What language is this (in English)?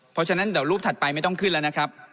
Thai